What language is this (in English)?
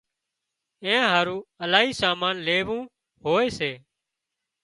Wadiyara Koli